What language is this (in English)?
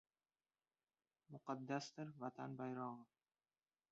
Uzbek